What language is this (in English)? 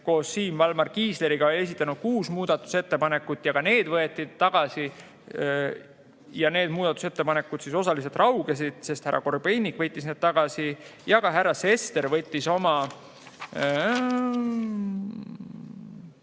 Estonian